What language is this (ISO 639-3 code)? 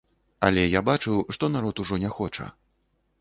bel